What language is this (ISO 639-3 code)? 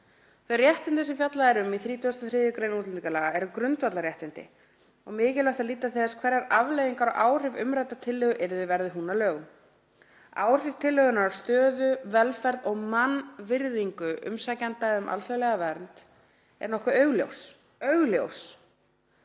isl